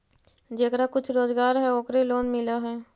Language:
Magahi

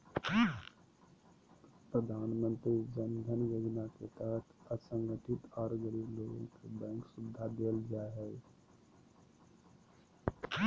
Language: Magahi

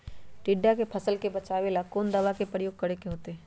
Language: Magahi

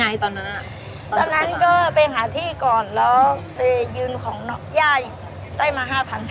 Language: Thai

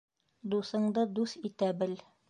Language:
Bashkir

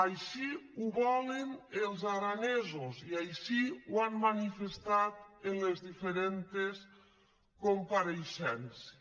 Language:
Catalan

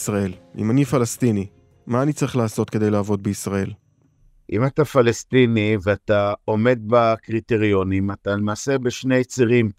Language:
Hebrew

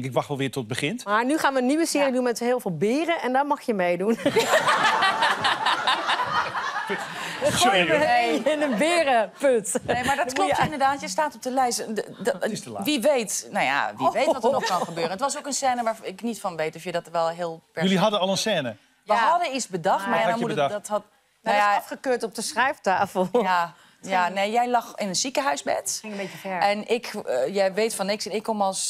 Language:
Dutch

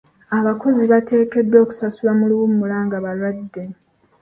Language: Ganda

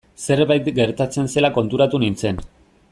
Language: Basque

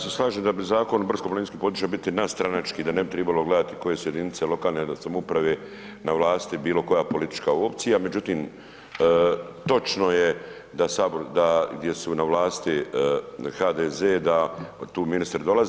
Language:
Croatian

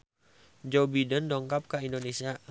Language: Sundanese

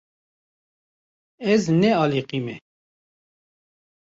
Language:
Kurdish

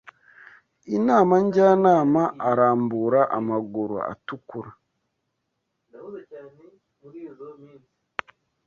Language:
Kinyarwanda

